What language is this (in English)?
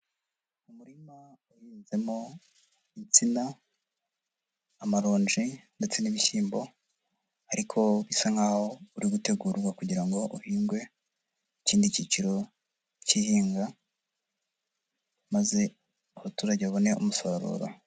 Kinyarwanda